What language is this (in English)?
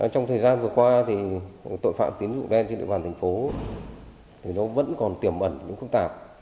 Vietnamese